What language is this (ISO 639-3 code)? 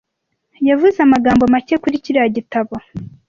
kin